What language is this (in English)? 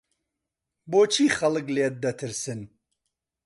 Central Kurdish